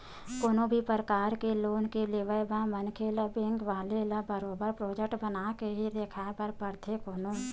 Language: Chhattisgarhi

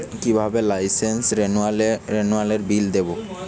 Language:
Bangla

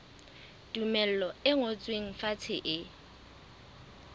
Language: Southern Sotho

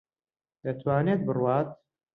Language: Central Kurdish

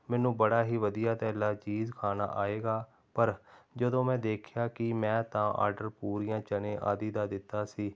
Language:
Punjabi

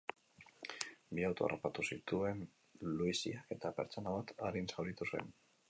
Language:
Basque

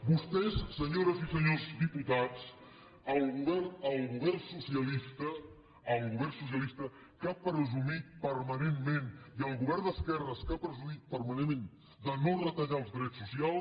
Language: Catalan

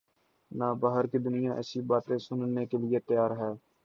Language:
Urdu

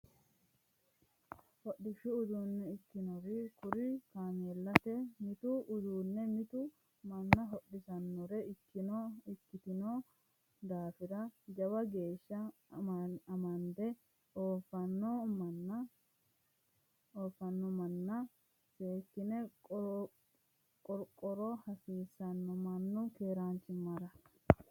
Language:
Sidamo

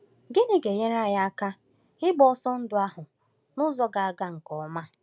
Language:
Igbo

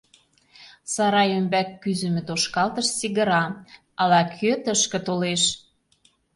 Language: Mari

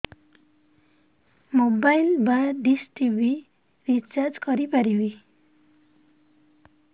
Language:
Odia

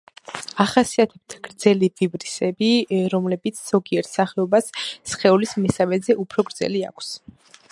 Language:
Georgian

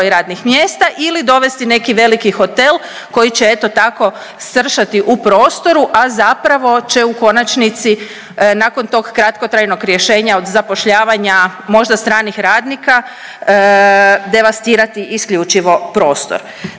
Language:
Croatian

